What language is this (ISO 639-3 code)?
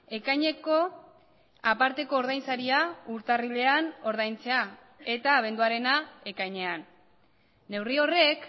eus